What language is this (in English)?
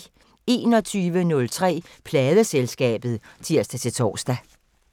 Danish